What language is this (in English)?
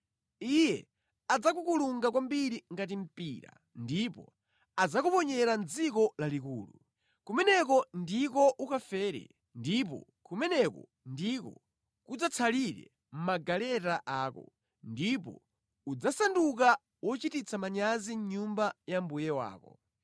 Nyanja